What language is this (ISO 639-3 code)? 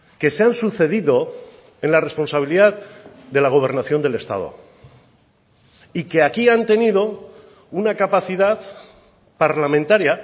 spa